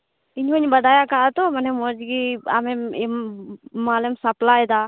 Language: Santali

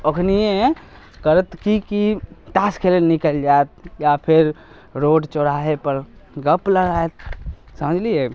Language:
Maithili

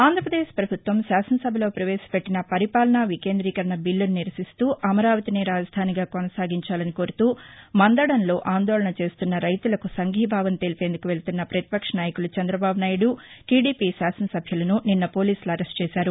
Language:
Telugu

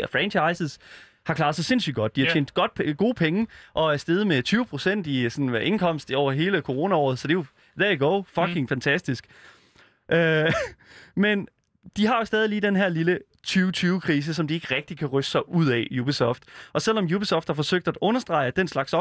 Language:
Danish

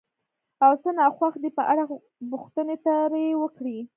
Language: Pashto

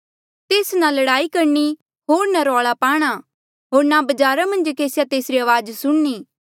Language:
Mandeali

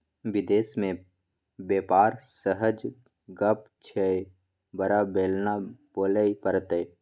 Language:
Maithili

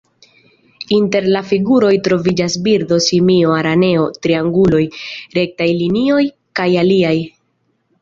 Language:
Esperanto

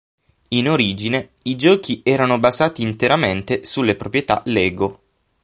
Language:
Italian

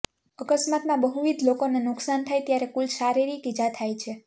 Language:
Gujarati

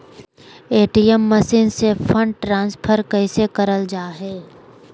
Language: Magahi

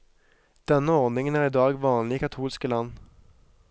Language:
Norwegian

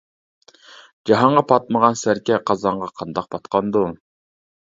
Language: Uyghur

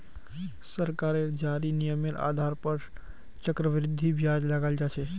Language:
Magahi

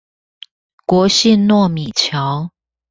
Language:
Chinese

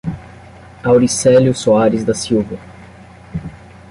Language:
Portuguese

